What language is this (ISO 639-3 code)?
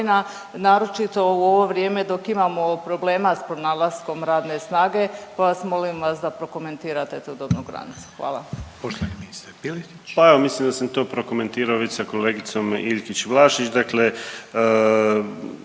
hrv